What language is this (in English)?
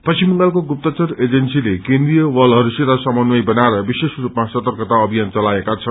Nepali